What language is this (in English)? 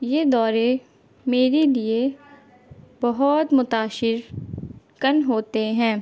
Urdu